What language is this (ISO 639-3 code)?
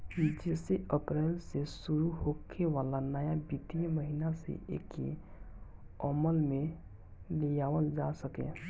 bho